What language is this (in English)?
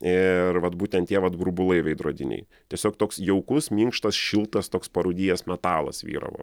Lithuanian